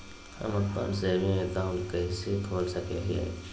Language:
Magahi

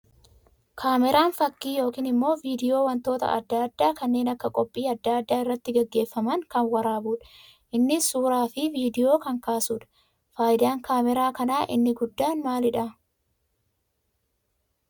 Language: Oromo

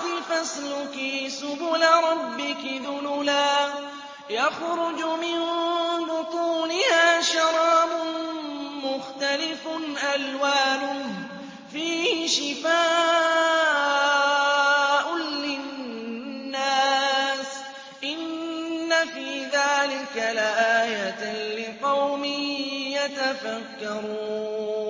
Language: Arabic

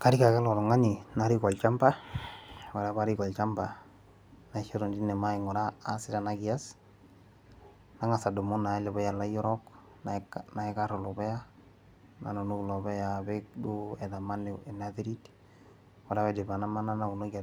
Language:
Masai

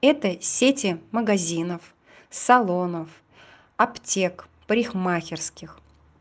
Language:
Russian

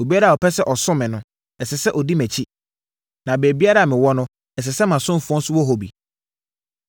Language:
Akan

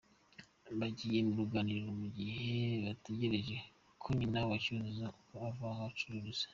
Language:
Kinyarwanda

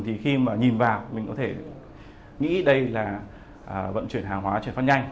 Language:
Vietnamese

